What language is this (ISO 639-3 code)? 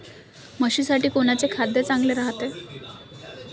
mar